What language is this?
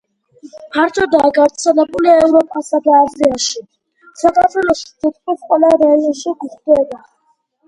Georgian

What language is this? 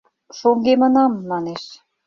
Mari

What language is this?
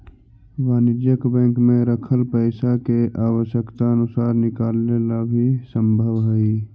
Magahi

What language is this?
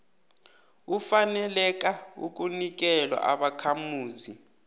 South Ndebele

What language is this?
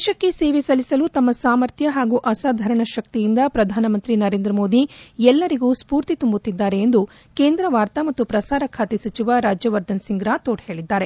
Kannada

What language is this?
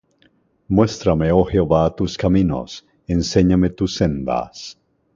Spanish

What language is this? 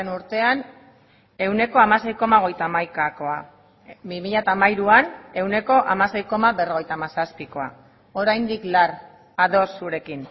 Basque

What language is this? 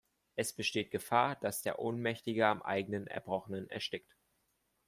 German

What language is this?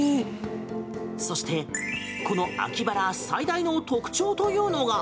Japanese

